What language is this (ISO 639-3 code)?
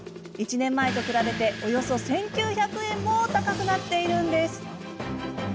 jpn